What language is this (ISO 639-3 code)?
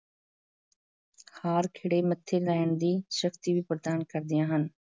pan